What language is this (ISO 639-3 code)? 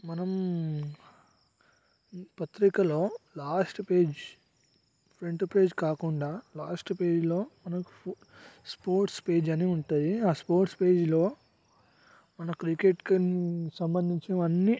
tel